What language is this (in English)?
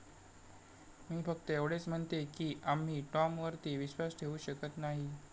Marathi